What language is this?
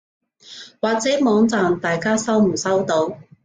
Cantonese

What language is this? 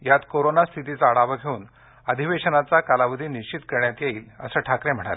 Marathi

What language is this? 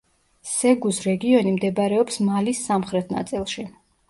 Georgian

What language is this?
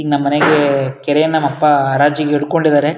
Kannada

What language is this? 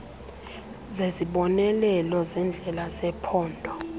Xhosa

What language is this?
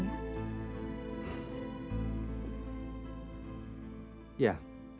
Indonesian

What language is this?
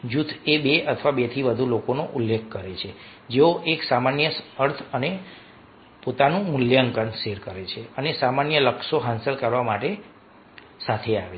Gujarati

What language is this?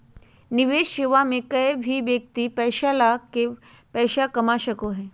Magahi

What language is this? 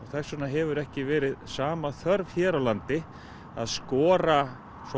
Icelandic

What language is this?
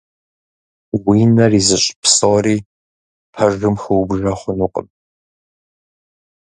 Kabardian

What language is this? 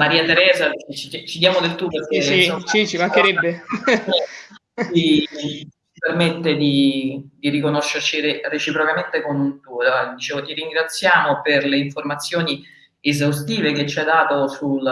Italian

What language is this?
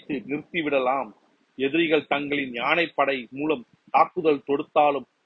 Tamil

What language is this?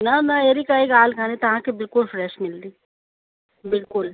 Sindhi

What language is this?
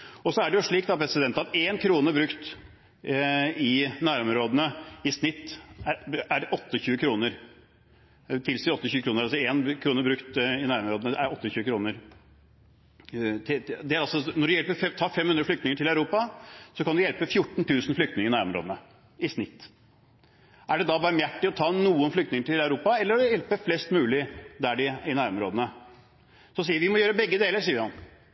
Norwegian Bokmål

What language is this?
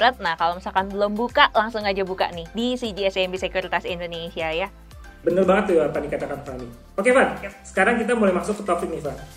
Indonesian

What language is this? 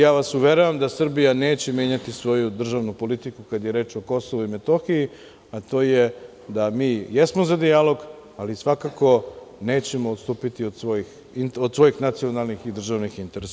Serbian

